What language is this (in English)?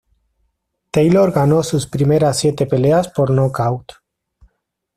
Spanish